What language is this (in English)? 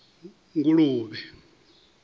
Venda